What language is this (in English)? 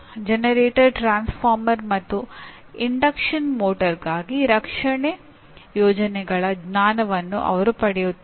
Kannada